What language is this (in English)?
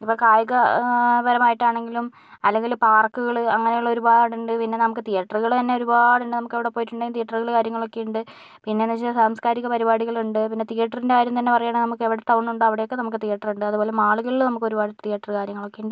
Malayalam